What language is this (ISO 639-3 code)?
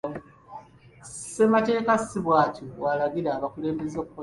lug